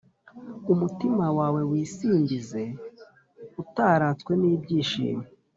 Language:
Kinyarwanda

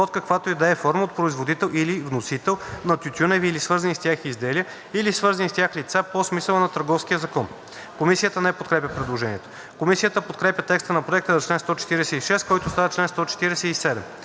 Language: Bulgarian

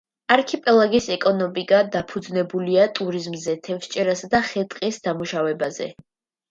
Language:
Georgian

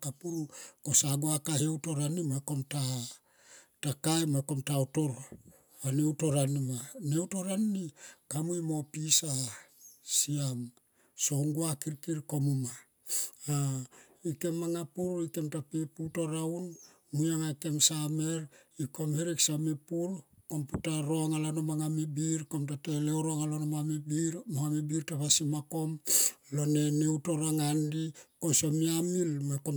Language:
Tomoip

